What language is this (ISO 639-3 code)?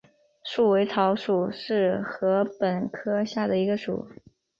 zho